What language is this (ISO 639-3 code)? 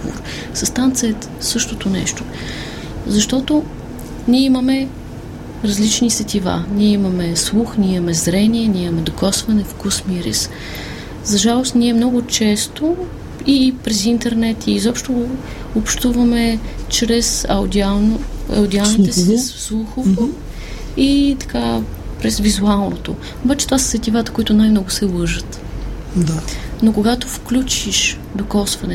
bul